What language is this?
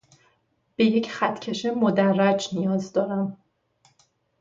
Persian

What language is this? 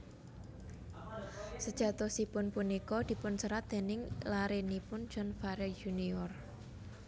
Javanese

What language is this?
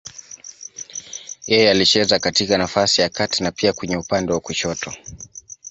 Swahili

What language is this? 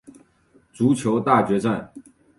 Chinese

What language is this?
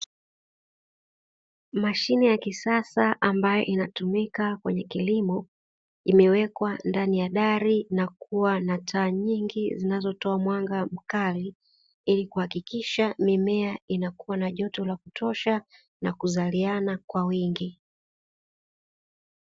Swahili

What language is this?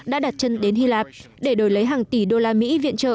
Vietnamese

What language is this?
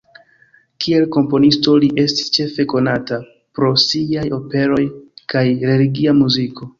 Esperanto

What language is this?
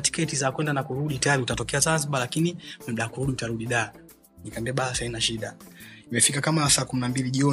Swahili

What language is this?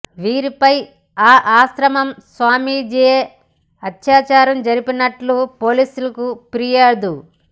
Telugu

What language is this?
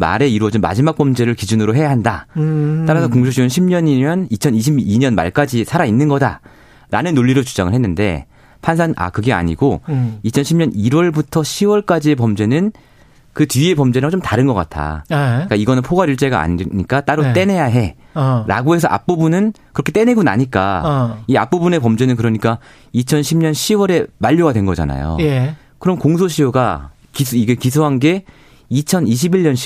Korean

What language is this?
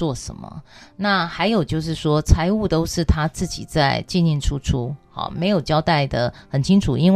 Chinese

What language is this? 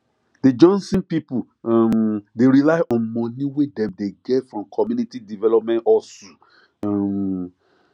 Nigerian Pidgin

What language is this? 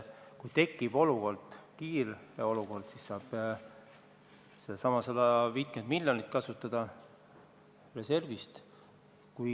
Estonian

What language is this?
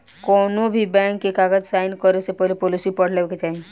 Bhojpuri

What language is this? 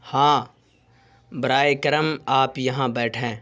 Urdu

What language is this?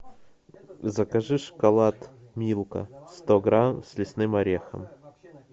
Russian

